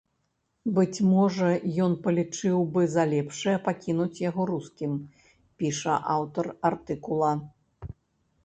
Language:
Belarusian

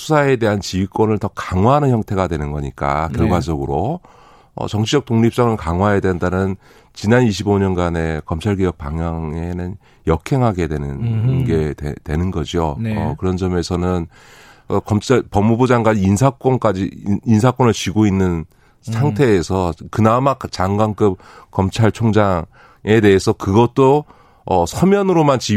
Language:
Korean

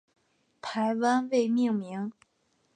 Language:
Chinese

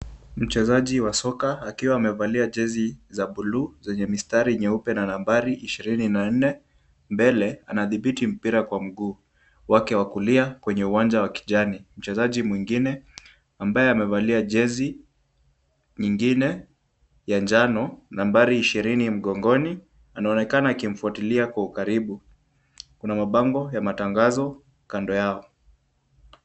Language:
Swahili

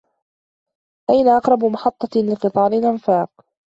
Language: Arabic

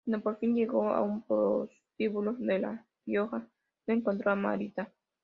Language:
Spanish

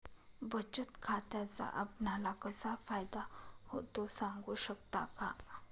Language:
Marathi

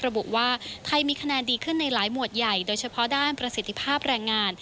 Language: Thai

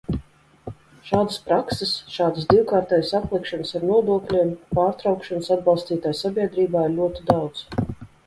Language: Latvian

